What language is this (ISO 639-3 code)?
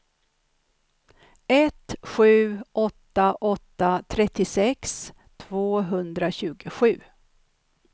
swe